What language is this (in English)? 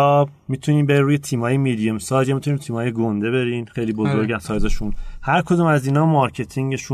Persian